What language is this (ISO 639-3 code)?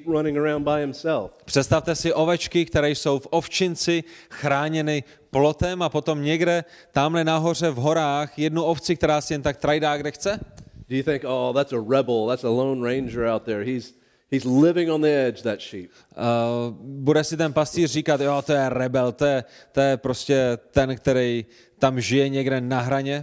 ces